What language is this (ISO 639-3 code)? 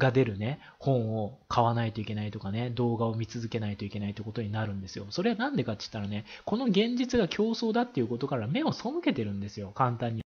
jpn